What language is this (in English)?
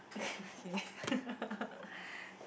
English